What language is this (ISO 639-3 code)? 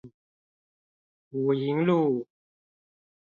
zho